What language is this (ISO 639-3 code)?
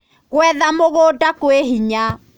kik